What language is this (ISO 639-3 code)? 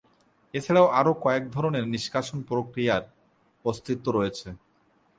ben